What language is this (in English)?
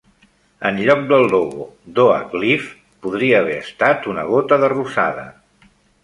Catalan